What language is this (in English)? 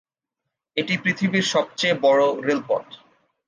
Bangla